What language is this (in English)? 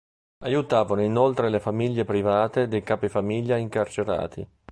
Italian